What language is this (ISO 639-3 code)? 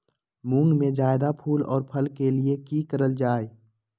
mag